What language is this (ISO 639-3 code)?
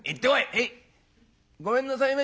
jpn